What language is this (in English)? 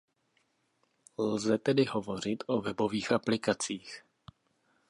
Czech